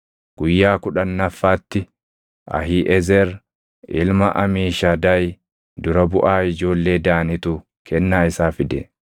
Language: Oromo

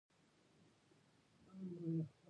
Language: Pashto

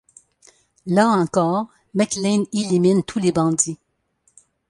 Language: French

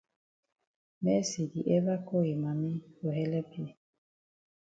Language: Cameroon Pidgin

